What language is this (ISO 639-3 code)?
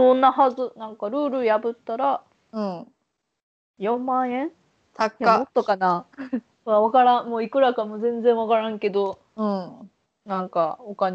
jpn